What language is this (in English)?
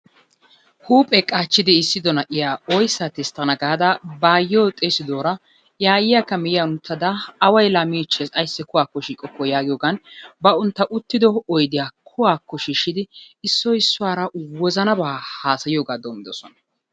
Wolaytta